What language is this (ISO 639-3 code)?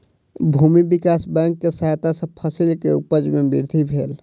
mai